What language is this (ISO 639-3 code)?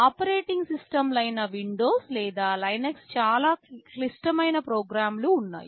tel